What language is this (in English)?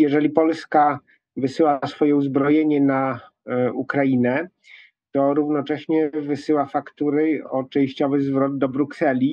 Polish